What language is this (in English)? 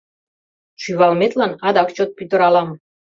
Mari